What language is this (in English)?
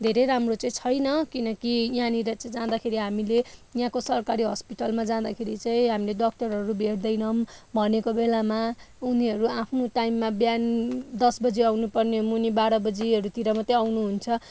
Nepali